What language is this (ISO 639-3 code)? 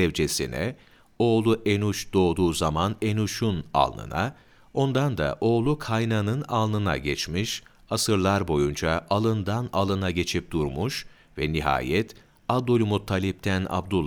tur